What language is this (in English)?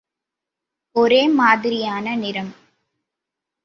Tamil